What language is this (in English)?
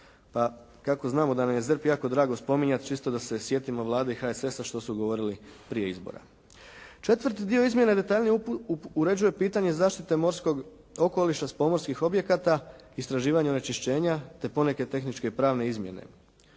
Croatian